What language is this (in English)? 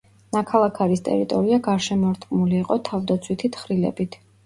Georgian